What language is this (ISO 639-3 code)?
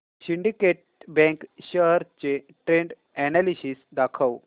mar